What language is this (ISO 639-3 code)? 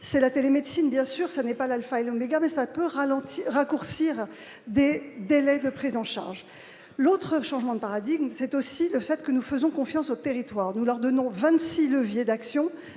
fra